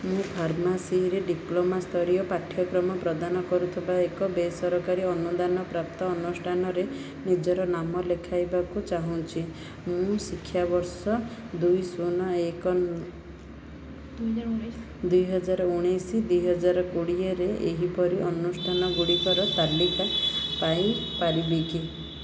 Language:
Odia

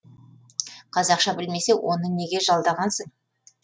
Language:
Kazakh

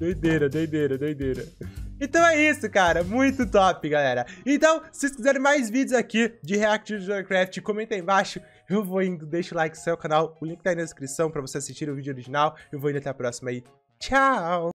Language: Portuguese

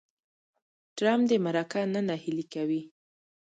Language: Pashto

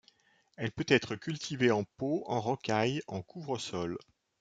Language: French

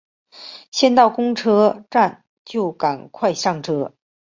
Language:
Chinese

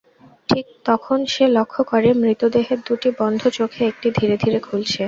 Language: Bangla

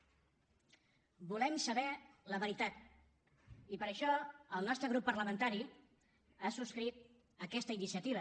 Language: Catalan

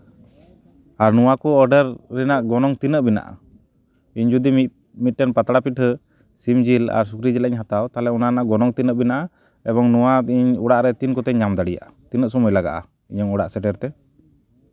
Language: Santali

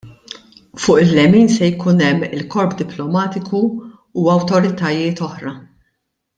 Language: Maltese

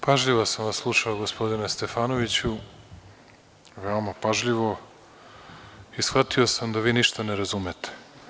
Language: Serbian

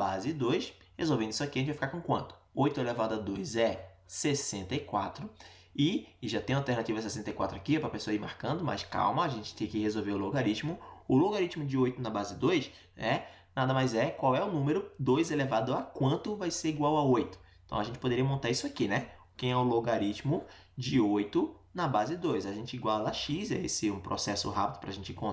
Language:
Portuguese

